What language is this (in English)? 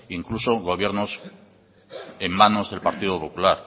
Spanish